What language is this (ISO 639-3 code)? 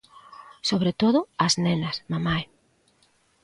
glg